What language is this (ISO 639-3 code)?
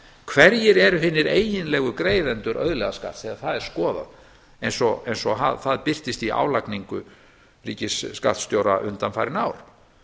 isl